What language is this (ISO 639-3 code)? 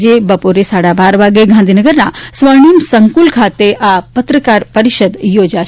guj